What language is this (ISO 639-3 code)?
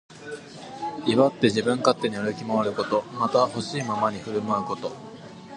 jpn